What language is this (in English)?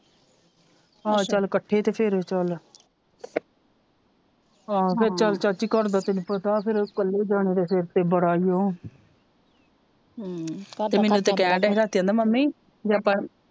Punjabi